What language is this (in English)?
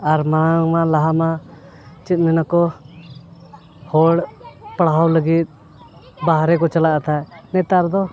Santali